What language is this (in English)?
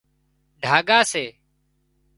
Wadiyara Koli